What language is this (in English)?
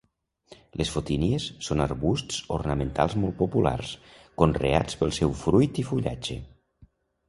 Catalan